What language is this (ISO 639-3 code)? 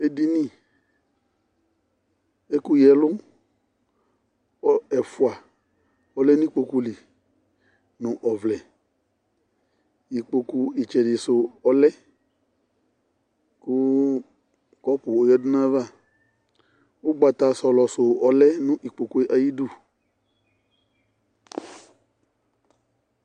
kpo